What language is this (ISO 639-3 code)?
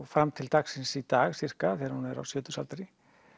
isl